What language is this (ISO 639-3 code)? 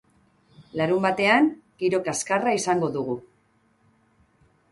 eus